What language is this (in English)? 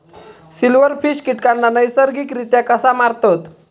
Marathi